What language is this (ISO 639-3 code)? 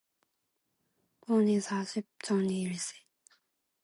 kor